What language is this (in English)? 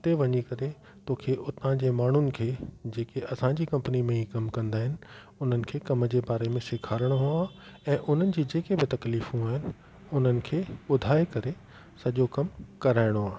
Sindhi